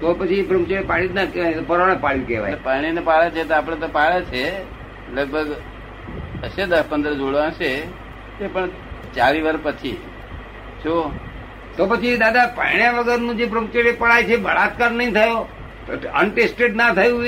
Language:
Gujarati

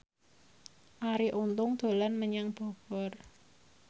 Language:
Javanese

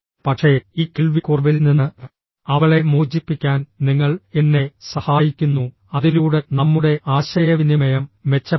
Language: Malayalam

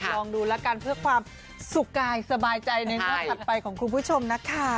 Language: Thai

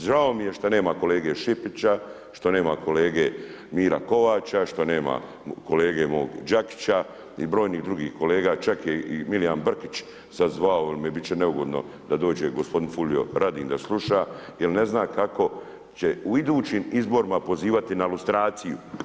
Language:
Croatian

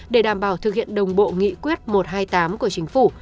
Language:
Vietnamese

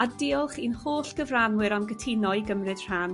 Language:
Welsh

